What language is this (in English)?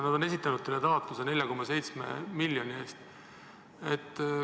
Estonian